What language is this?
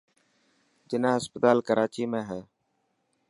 Dhatki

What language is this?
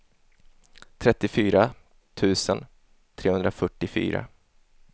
Swedish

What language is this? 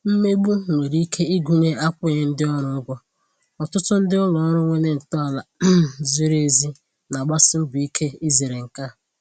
Igbo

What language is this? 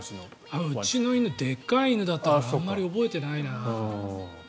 Japanese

